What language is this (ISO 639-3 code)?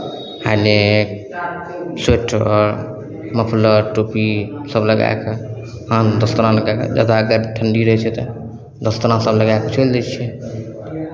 mai